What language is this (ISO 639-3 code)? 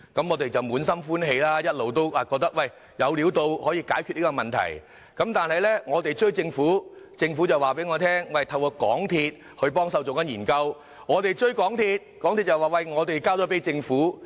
yue